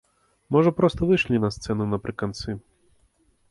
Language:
Belarusian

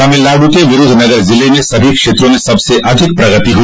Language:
Hindi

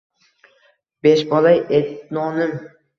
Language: Uzbek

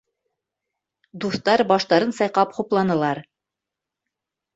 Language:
Bashkir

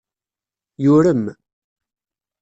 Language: Kabyle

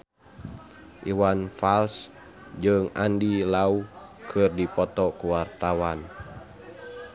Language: Sundanese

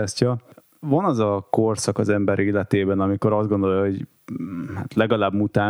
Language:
Hungarian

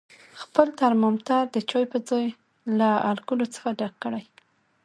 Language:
Pashto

